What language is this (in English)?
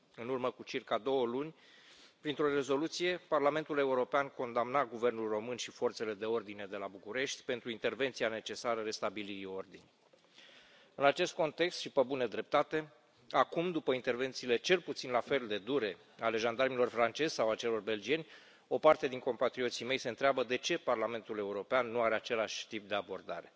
Romanian